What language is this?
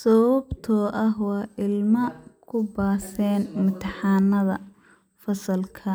Somali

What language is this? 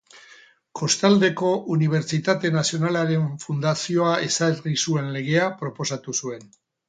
Basque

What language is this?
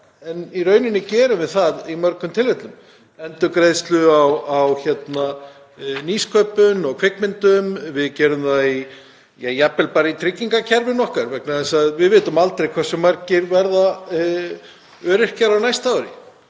Icelandic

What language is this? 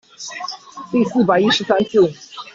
Chinese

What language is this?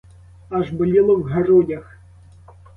Ukrainian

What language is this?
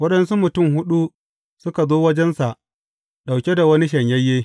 Hausa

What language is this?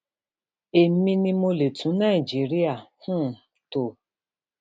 Yoruba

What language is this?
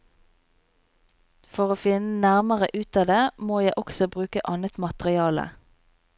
Norwegian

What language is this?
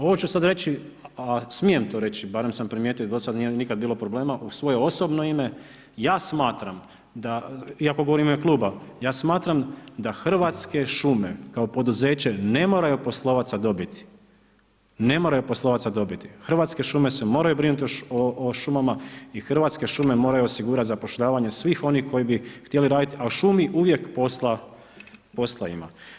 Croatian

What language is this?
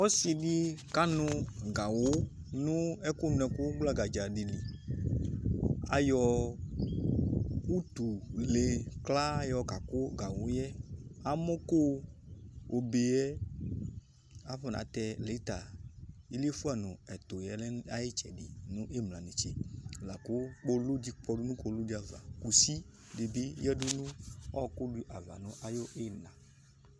Ikposo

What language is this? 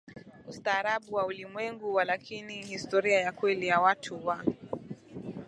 Swahili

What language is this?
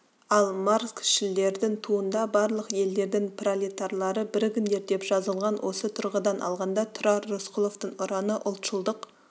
Kazakh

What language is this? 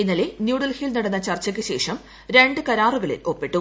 Malayalam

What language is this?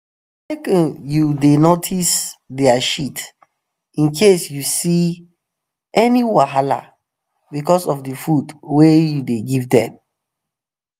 Nigerian Pidgin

